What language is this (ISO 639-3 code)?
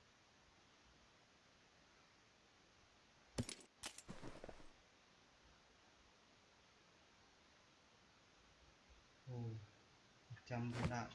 vie